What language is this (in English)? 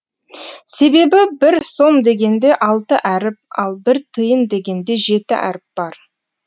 Kazakh